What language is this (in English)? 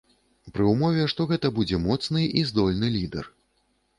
Belarusian